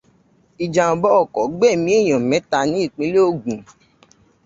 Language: Yoruba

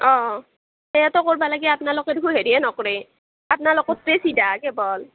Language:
Assamese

